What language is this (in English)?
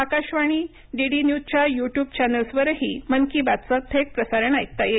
Marathi